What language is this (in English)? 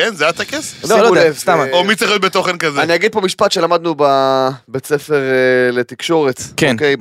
Hebrew